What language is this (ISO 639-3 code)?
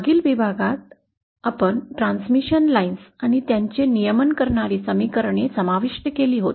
mar